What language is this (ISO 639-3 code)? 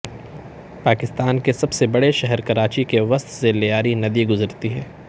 urd